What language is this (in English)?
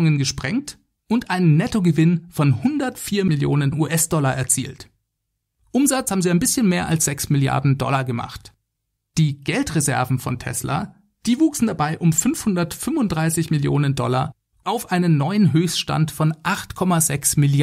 German